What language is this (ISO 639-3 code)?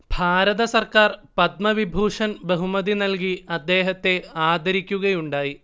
mal